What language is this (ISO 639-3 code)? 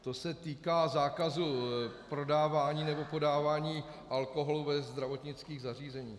ces